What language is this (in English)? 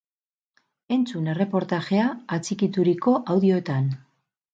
Basque